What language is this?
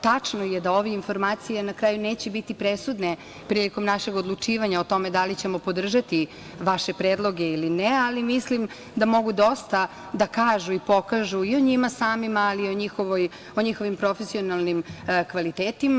Serbian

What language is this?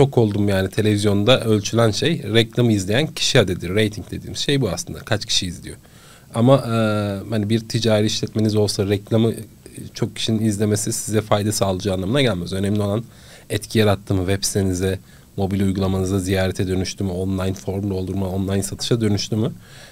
Turkish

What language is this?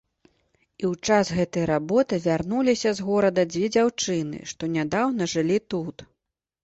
Belarusian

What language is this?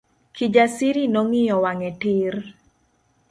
Luo (Kenya and Tanzania)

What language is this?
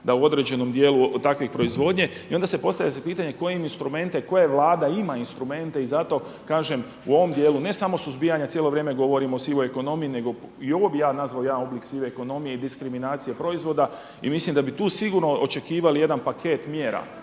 Croatian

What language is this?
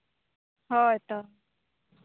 Santali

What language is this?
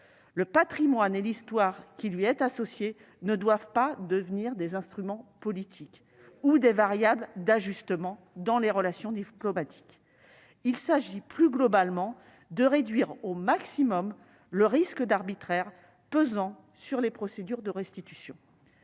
French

